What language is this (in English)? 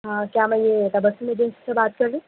Urdu